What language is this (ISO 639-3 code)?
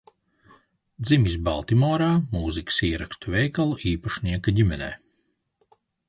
lav